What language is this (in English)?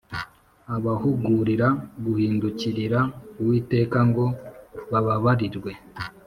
Kinyarwanda